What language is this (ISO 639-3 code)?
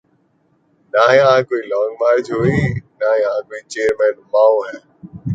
urd